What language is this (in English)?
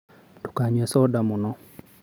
Kikuyu